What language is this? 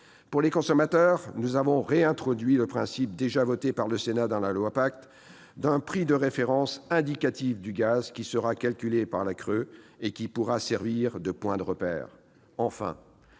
French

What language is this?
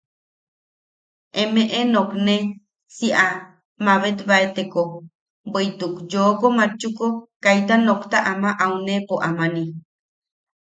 Yaqui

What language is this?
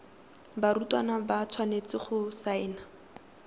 Tswana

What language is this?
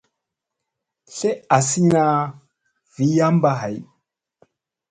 Musey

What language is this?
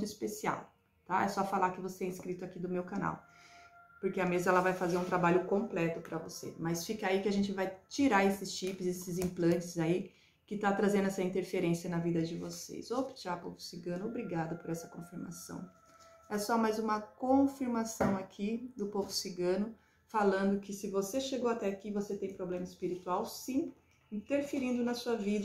Portuguese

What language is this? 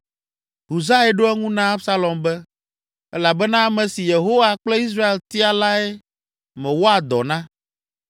Ewe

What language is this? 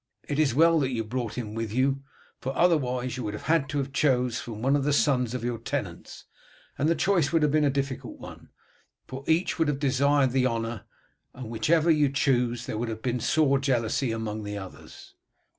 English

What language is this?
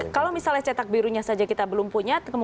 Indonesian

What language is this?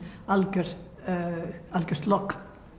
Icelandic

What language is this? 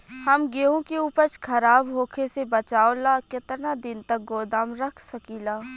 Bhojpuri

